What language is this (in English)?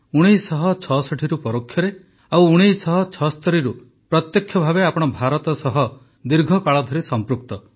Odia